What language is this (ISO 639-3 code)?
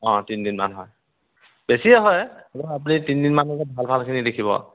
asm